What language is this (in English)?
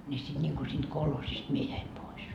Finnish